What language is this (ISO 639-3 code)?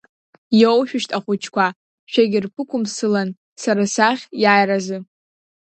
abk